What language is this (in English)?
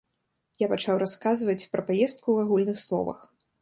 Belarusian